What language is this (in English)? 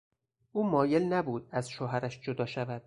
Persian